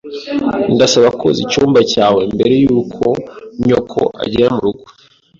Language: Kinyarwanda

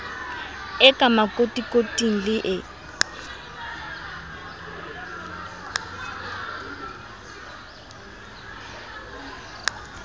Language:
Southern Sotho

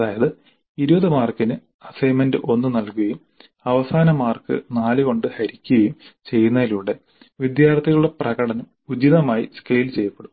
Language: Malayalam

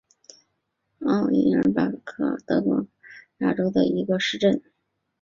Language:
Chinese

